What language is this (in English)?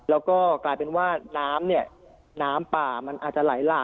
Thai